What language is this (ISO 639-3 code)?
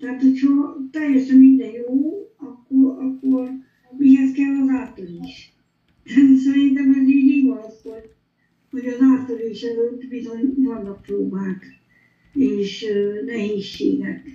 hun